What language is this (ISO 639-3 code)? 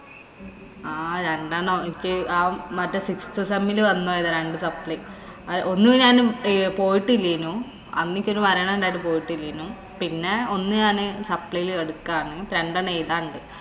mal